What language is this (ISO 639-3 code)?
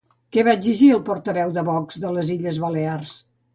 cat